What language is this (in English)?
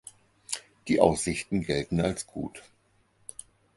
German